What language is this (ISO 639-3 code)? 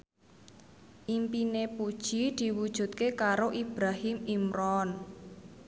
jav